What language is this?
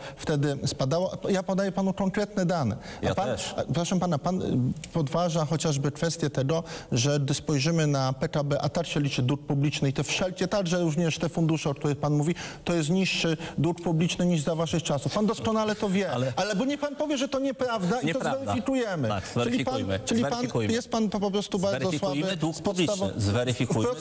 Polish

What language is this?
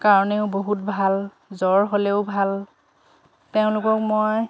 Assamese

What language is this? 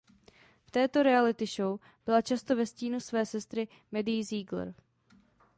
Czech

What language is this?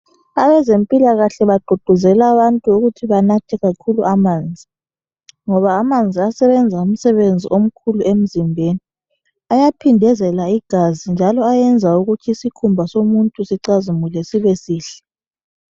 North Ndebele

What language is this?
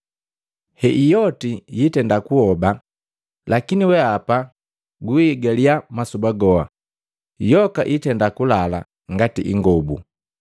Matengo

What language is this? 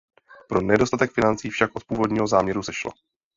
Czech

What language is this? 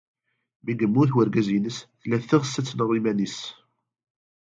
Kabyle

